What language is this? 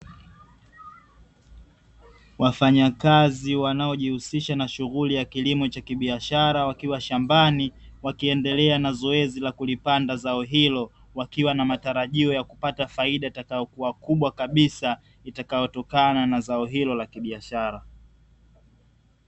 Swahili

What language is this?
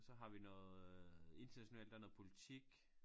Danish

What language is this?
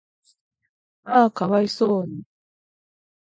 Japanese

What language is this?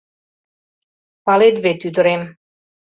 Mari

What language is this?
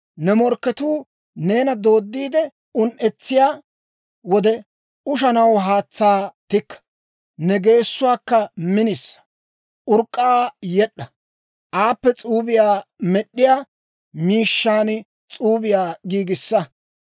Dawro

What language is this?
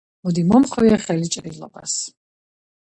Georgian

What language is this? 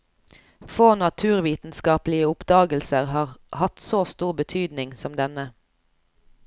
Norwegian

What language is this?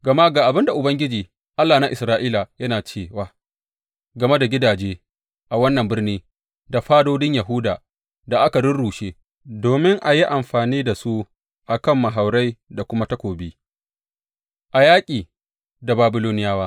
Hausa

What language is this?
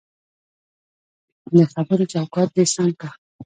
Pashto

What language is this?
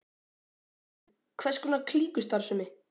Icelandic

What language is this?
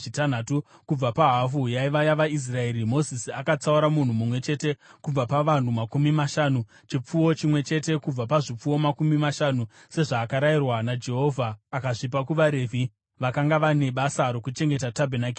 Shona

